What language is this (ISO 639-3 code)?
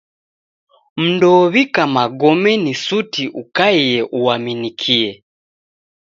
dav